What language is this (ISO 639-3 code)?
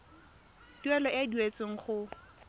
tsn